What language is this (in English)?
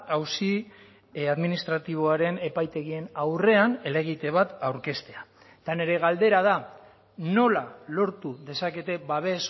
Basque